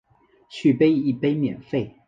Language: Chinese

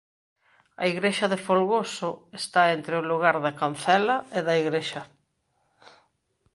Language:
Galician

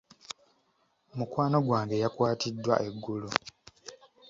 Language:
Ganda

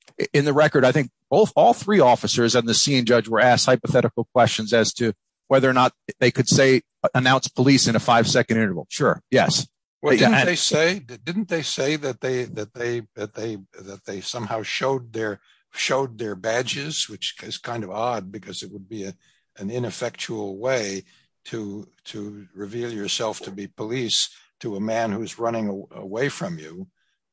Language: English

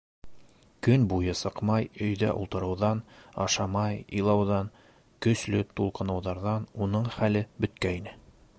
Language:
Bashkir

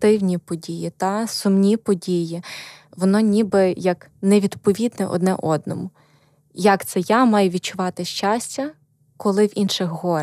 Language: Ukrainian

